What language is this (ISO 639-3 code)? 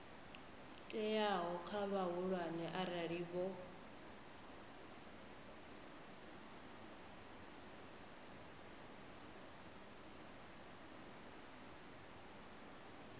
ven